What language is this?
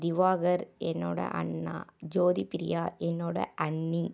Tamil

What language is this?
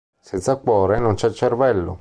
Italian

